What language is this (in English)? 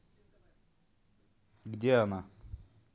Russian